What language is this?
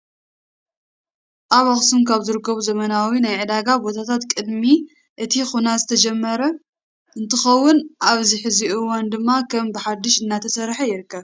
Tigrinya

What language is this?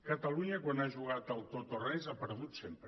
Catalan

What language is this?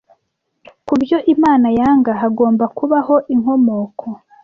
Kinyarwanda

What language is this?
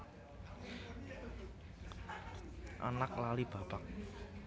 Javanese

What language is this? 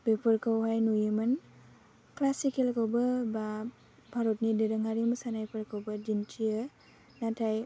Bodo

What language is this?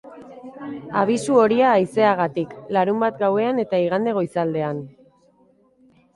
Basque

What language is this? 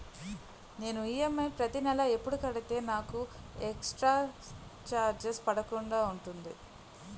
Telugu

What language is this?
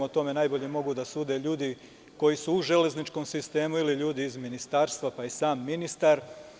Serbian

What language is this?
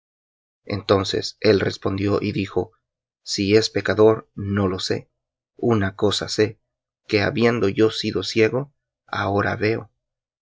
Spanish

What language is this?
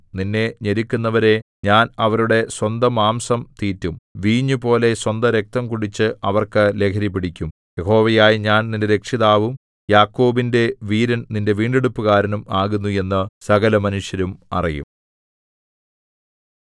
Malayalam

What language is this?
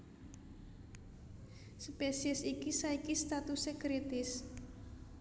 Javanese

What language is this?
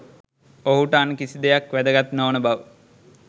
Sinhala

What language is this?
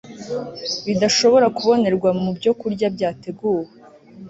Kinyarwanda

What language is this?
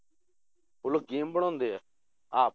Punjabi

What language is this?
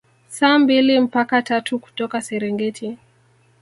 Swahili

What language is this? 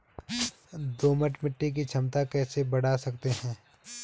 Hindi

